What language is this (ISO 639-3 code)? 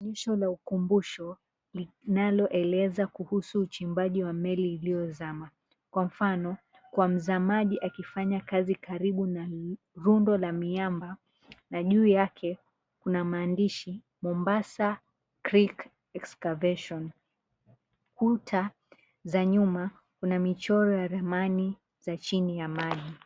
swa